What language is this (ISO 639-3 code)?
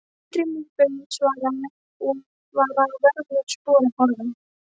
isl